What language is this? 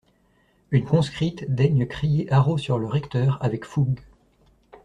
French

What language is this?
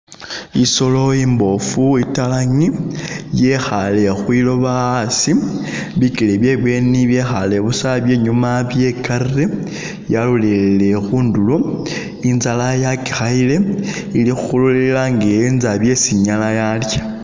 Masaaba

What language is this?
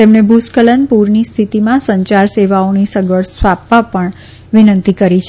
Gujarati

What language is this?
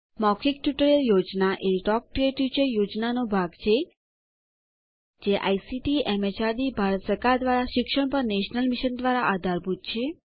Gujarati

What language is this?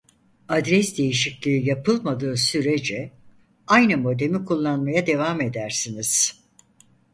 Turkish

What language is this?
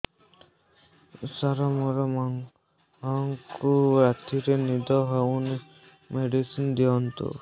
Odia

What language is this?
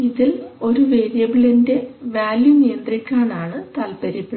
Malayalam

